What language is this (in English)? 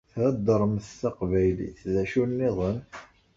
Kabyle